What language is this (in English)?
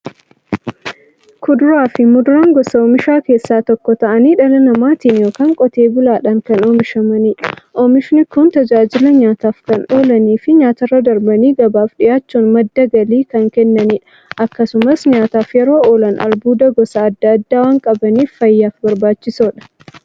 Oromo